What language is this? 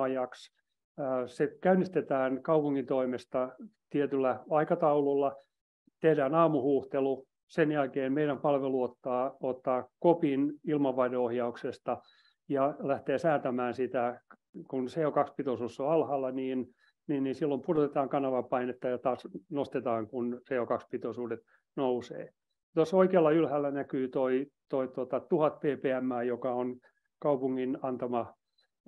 Finnish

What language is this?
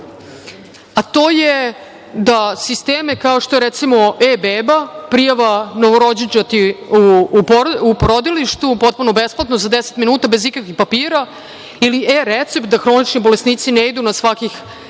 Serbian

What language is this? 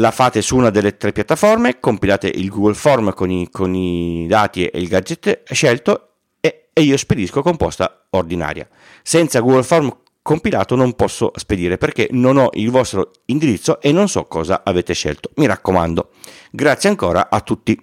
Italian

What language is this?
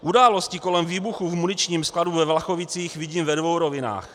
Czech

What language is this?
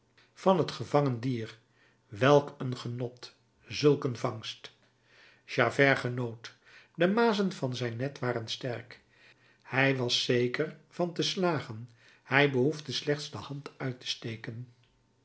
Dutch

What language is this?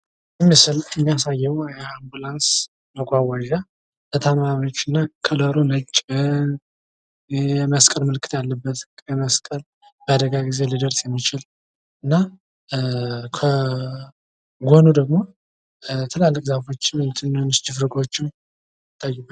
Amharic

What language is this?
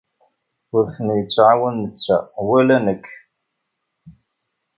Kabyle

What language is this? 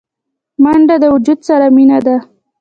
Pashto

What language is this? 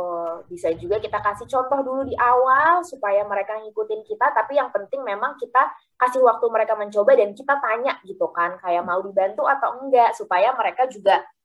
Indonesian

